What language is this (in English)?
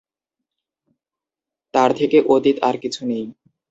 Bangla